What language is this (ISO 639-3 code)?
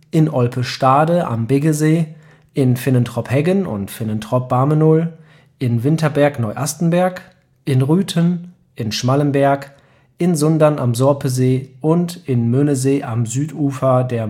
deu